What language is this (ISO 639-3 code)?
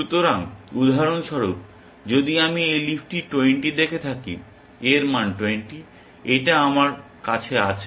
ben